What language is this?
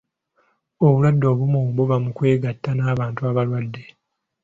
Ganda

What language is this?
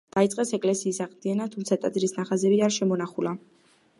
Georgian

